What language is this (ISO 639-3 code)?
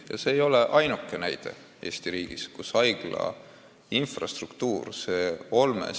est